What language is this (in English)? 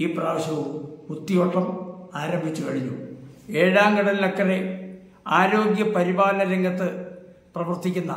Malayalam